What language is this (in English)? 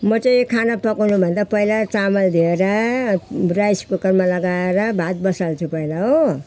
Nepali